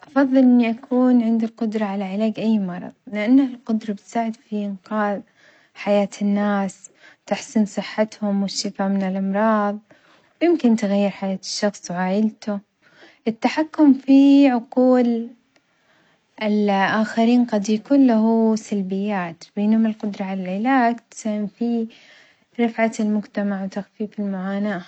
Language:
Omani Arabic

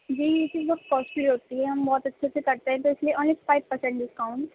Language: Urdu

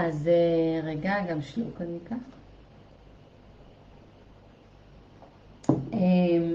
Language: Hebrew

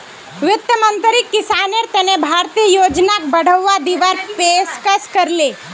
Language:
Magahi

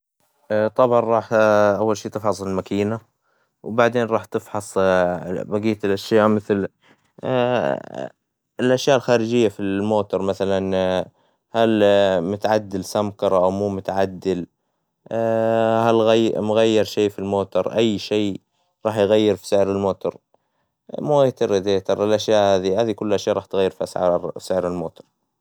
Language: Hijazi Arabic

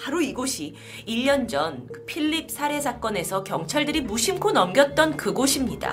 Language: Korean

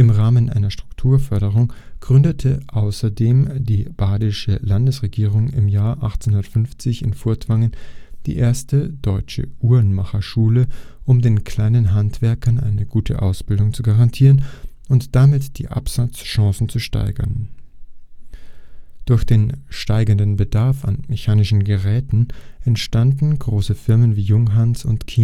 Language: German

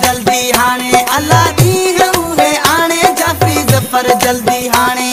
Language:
Hindi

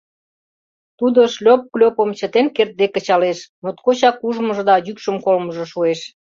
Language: Mari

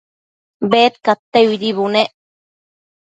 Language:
Matsés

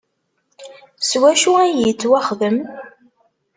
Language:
Kabyle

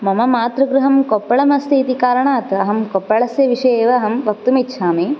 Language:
Sanskrit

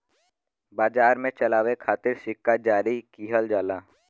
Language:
Bhojpuri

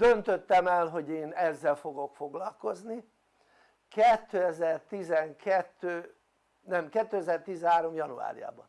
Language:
Hungarian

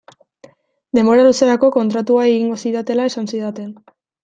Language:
Basque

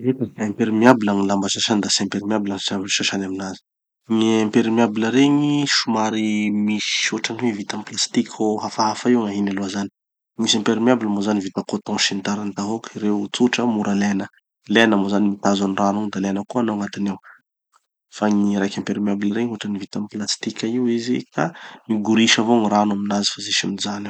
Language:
Tanosy Malagasy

